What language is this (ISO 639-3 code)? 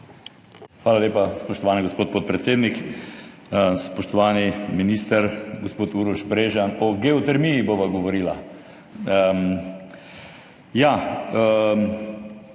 slv